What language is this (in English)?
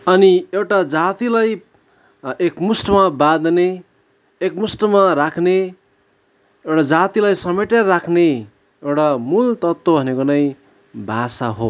Nepali